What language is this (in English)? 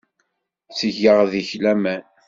Kabyle